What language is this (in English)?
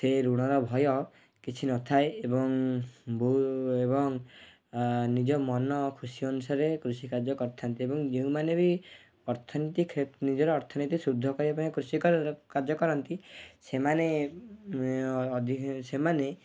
Odia